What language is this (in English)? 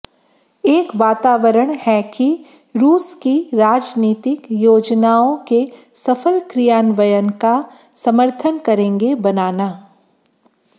Hindi